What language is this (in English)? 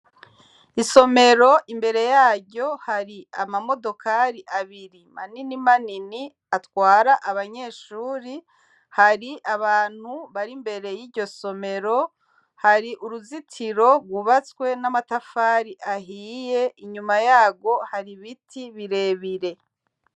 Rundi